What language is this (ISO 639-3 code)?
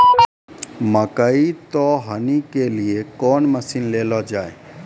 mai